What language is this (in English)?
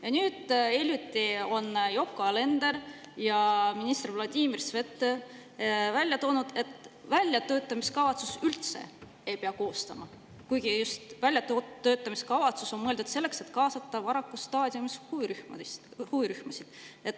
Estonian